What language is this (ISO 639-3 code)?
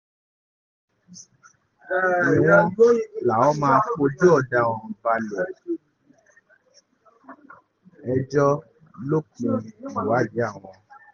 yor